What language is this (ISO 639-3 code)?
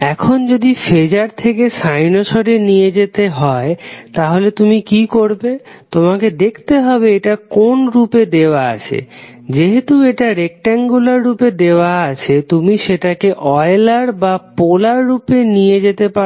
ben